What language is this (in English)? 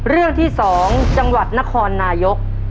Thai